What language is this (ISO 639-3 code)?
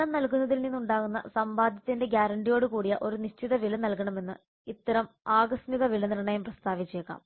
mal